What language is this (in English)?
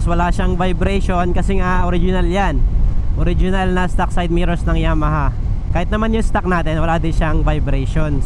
Filipino